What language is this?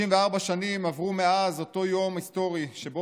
Hebrew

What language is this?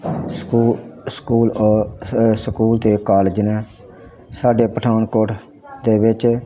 Punjabi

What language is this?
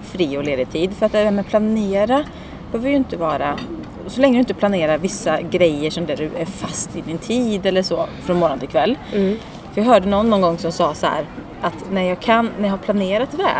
Swedish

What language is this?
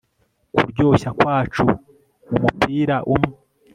Kinyarwanda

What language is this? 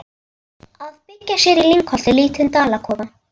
Icelandic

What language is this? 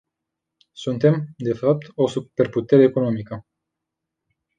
Romanian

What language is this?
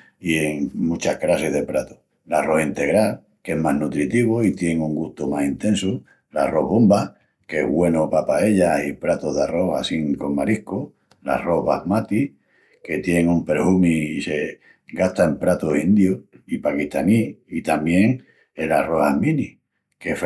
Extremaduran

